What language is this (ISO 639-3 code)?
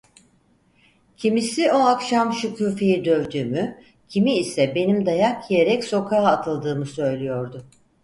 tur